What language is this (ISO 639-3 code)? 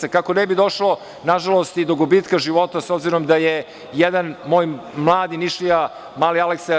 srp